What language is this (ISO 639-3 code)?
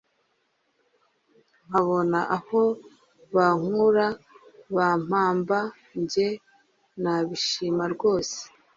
kin